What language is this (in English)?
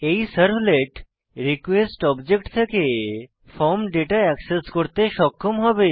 Bangla